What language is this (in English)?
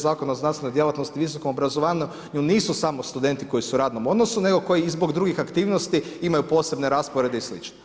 Croatian